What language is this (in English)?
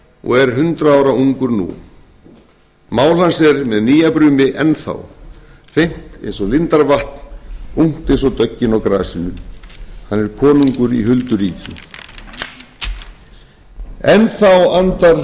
Icelandic